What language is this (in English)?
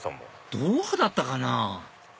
Japanese